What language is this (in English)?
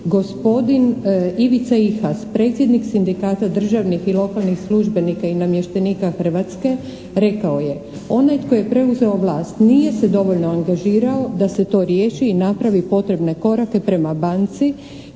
Croatian